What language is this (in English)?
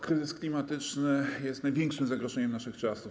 Polish